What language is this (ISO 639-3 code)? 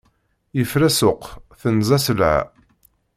kab